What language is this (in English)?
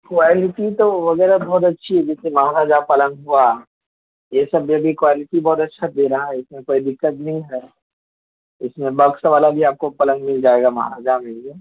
Urdu